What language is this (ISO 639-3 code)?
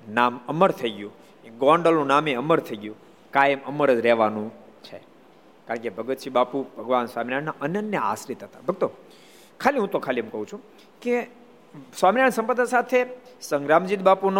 guj